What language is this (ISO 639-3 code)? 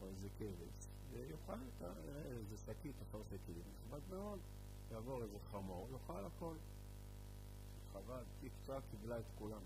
heb